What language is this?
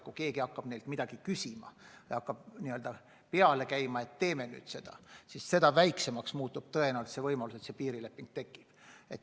Estonian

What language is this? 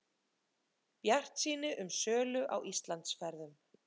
Icelandic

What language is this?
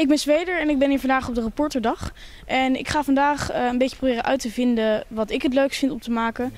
Dutch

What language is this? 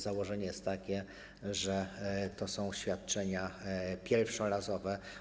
Polish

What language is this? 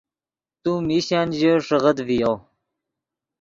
Yidgha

